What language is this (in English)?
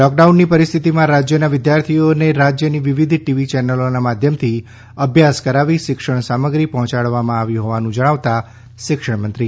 Gujarati